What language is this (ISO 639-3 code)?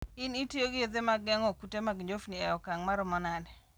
luo